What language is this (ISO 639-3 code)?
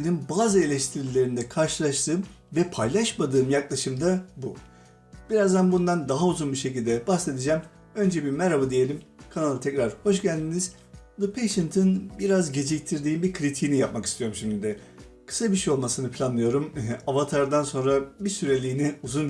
tur